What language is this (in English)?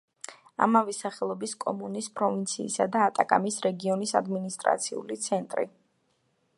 Georgian